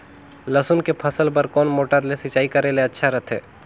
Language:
Chhattisgarhi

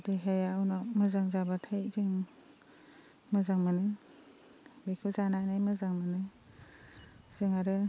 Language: Bodo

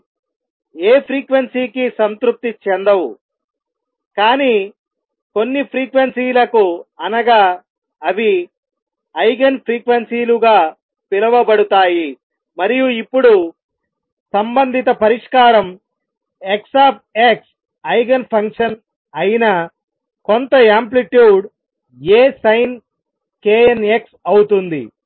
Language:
Telugu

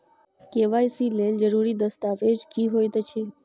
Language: Maithili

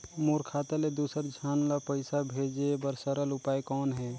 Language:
Chhattisgarhi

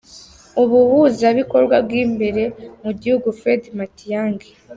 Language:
Kinyarwanda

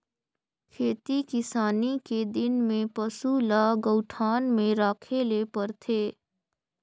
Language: Chhattisgarhi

